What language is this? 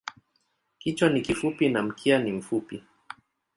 Swahili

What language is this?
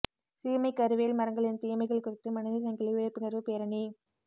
Tamil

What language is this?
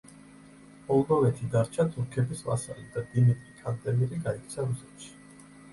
Georgian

